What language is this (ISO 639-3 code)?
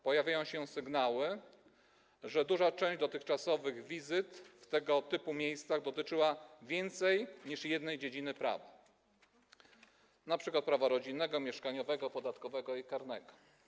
pol